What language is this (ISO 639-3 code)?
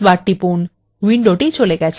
ben